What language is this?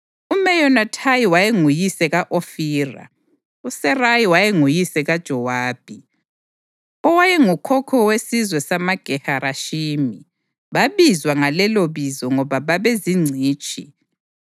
North Ndebele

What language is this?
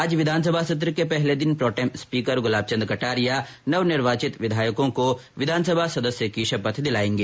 Hindi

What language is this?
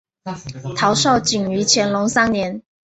Chinese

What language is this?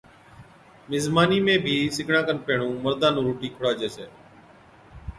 Od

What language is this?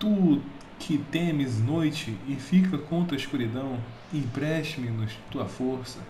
Portuguese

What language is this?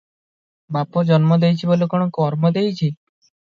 Odia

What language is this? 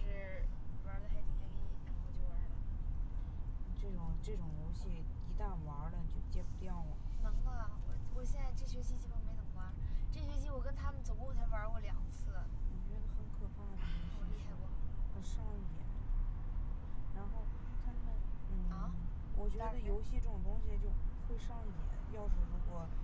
Chinese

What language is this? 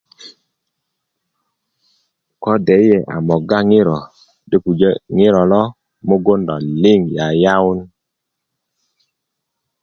Kuku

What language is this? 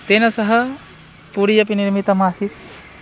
Sanskrit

